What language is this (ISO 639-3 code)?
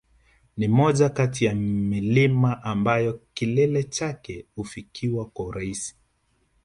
swa